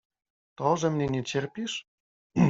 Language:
Polish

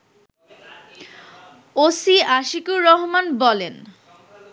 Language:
Bangla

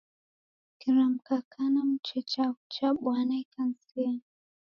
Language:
Taita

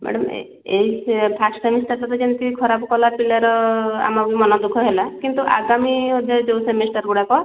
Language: Odia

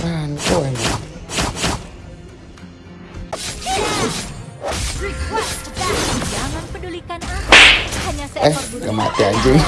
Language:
Indonesian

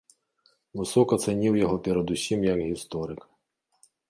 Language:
Belarusian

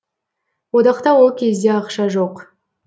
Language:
Kazakh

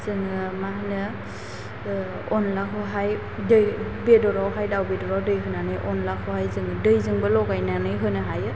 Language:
Bodo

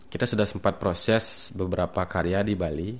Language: Indonesian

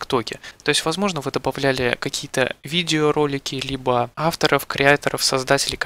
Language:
Russian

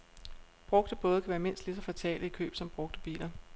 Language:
Danish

